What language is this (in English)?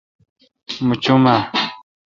Kalkoti